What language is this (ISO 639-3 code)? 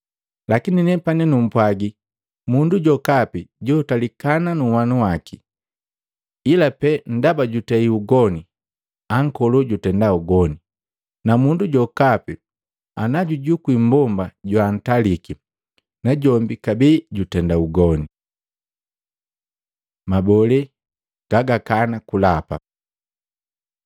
mgv